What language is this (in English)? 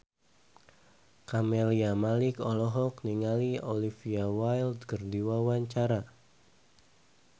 Sundanese